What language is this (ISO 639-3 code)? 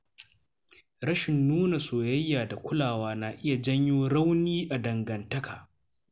hau